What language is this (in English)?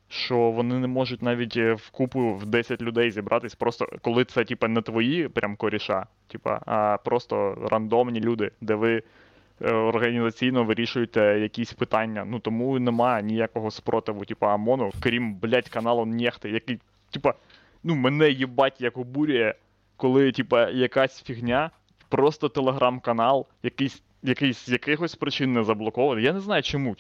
Ukrainian